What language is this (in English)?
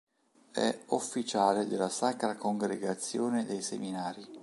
Italian